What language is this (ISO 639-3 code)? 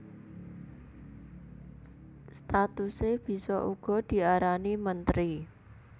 jav